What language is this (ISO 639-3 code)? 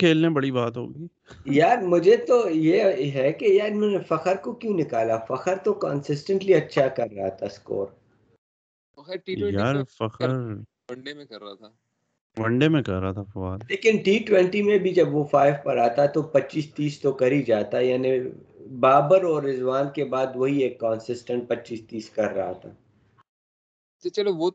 urd